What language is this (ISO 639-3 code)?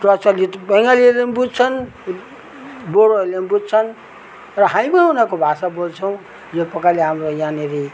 nep